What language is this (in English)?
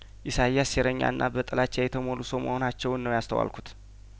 Amharic